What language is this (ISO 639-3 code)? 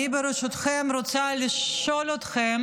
heb